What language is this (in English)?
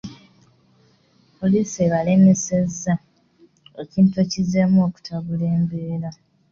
Ganda